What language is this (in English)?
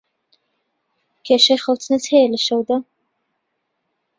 Central Kurdish